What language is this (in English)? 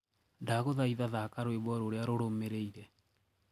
Kikuyu